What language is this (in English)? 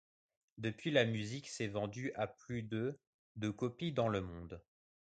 French